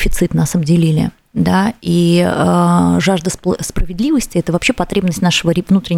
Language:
Russian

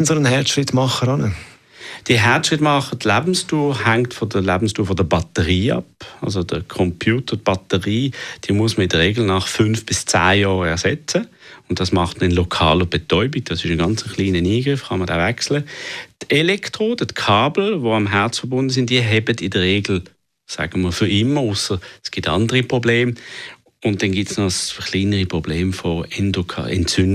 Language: German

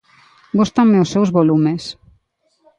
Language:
Galician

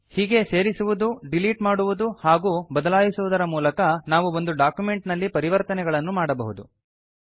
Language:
Kannada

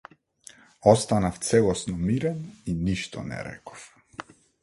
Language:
Macedonian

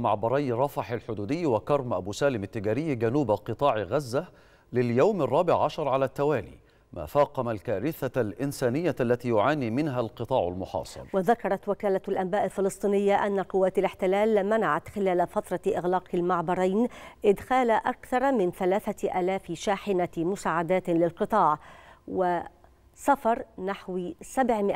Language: Arabic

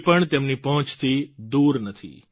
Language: Gujarati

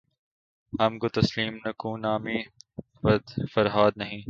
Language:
Urdu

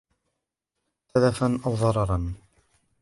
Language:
Arabic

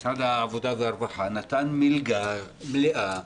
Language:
Hebrew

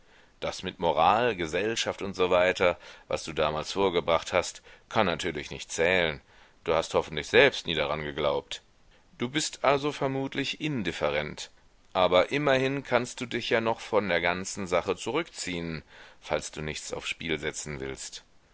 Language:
German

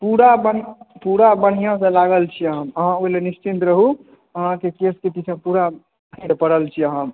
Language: Maithili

